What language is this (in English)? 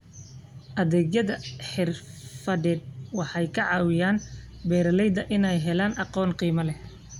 Somali